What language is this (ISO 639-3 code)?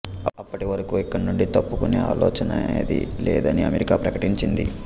tel